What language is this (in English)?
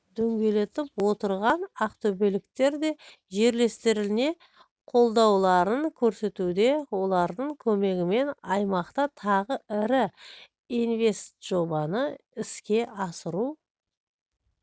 Kazakh